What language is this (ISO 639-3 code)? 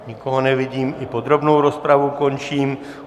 ces